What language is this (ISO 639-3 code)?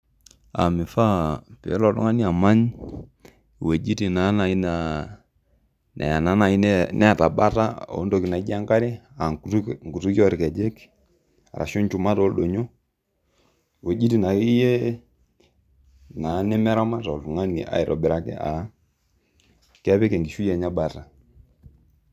mas